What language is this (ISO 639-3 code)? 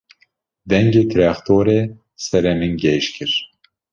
kur